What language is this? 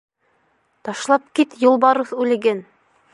Bashkir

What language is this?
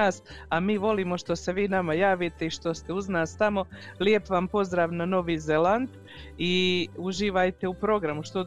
Croatian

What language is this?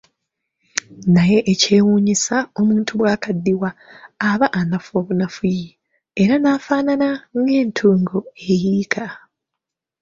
Ganda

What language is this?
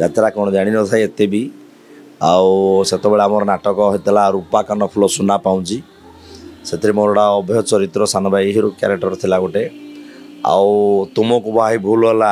Romanian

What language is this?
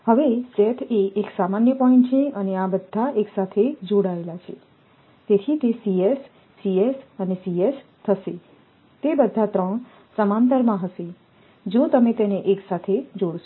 Gujarati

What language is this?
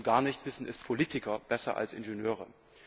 German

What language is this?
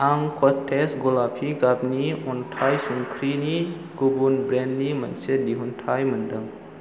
Bodo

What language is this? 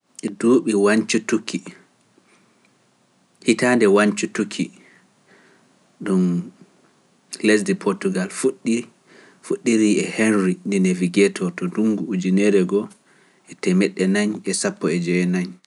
Pular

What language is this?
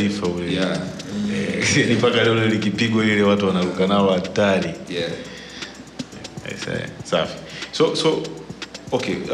Swahili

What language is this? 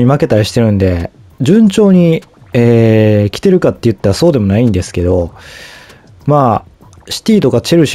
Japanese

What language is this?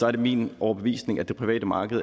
Danish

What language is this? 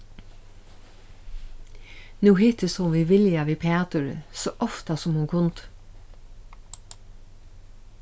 Faroese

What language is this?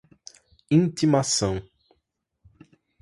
Portuguese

